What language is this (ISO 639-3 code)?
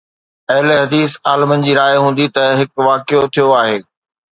snd